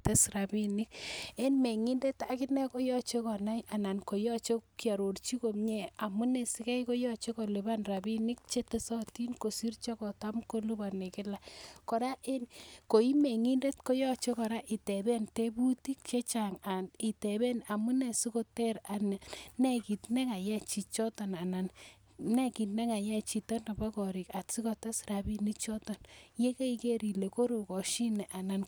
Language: Kalenjin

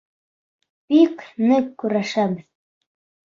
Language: Bashkir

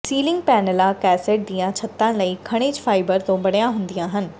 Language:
Punjabi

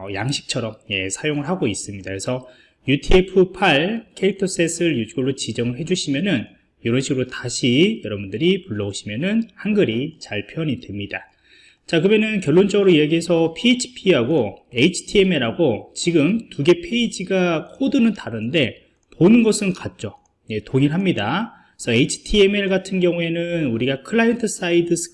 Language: Korean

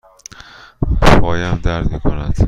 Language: Persian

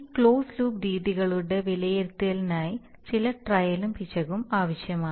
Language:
Malayalam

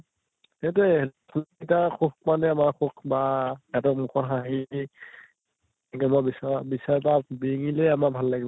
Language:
Assamese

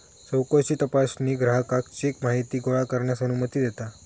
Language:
Marathi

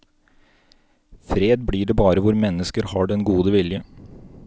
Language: Norwegian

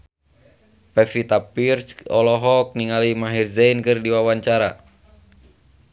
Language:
Sundanese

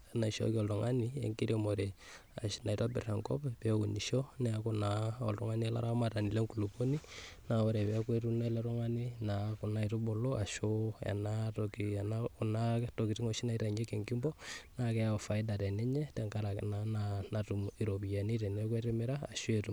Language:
Masai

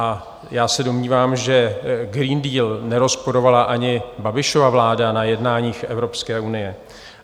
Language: Czech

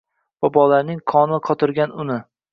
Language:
Uzbek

